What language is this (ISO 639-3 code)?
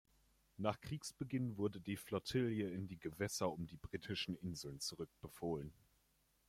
deu